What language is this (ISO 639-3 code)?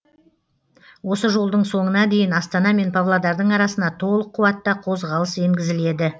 kaz